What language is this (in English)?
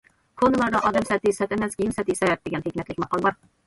Uyghur